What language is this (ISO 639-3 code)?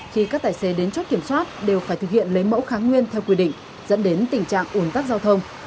vie